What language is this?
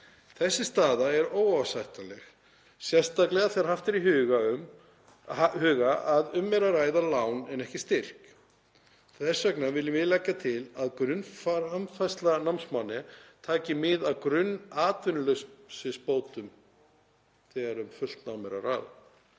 Icelandic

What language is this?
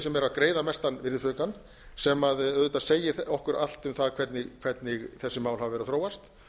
Icelandic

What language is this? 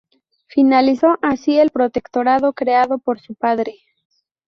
Spanish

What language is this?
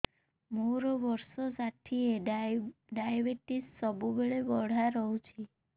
Odia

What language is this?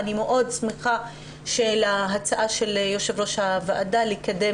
Hebrew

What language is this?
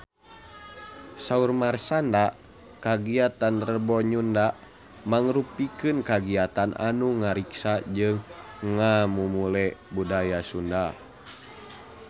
Sundanese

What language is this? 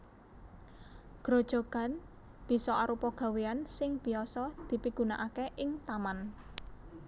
Javanese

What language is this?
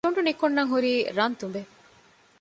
Divehi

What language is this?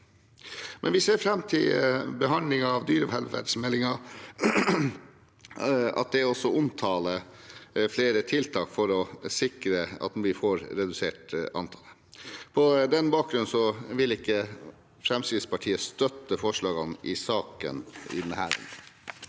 Norwegian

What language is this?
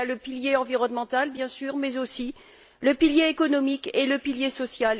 French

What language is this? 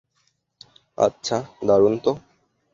Bangla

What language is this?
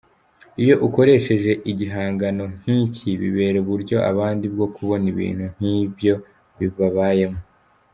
Kinyarwanda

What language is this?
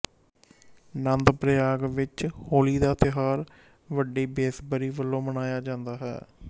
Punjabi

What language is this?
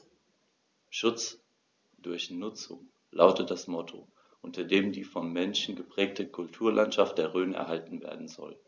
German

